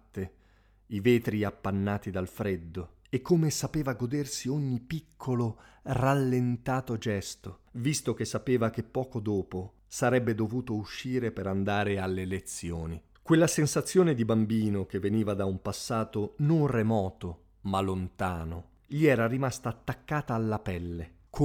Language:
Italian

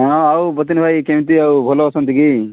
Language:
Odia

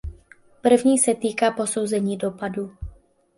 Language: Czech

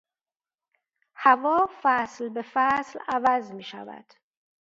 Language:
Persian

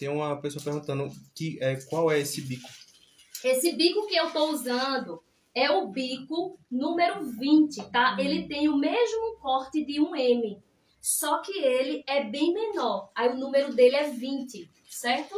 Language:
Portuguese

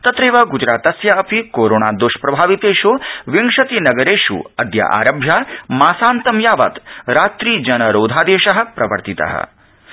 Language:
Sanskrit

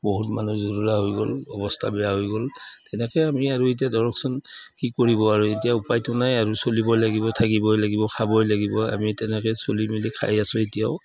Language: Assamese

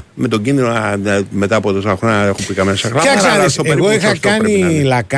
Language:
Greek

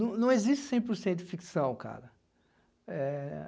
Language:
Portuguese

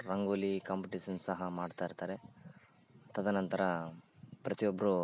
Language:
Kannada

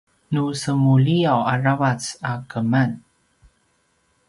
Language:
Paiwan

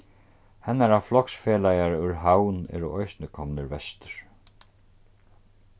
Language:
Faroese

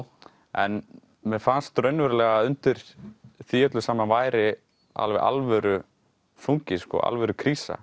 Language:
Icelandic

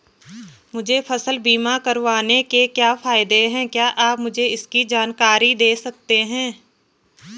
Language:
Hindi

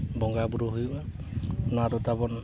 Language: Santali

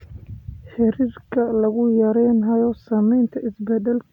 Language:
Somali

